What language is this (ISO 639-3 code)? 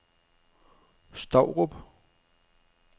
dan